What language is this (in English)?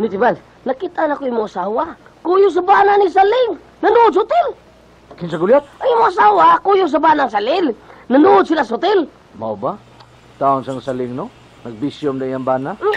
Filipino